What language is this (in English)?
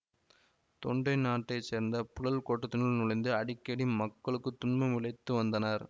Tamil